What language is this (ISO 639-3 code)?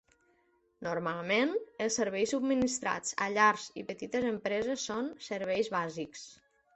cat